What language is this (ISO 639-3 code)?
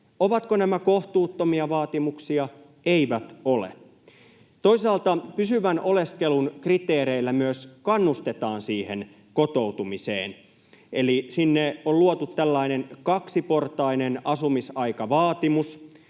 fin